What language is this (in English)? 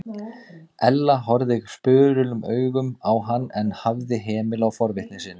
Icelandic